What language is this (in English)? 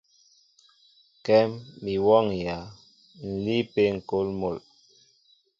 Mbo (Cameroon)